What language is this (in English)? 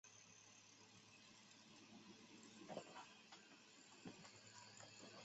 Chinese